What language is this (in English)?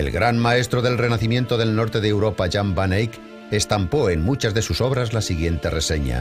Spanish